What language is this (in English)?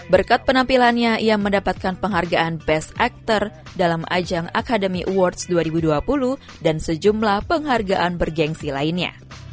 Indonesian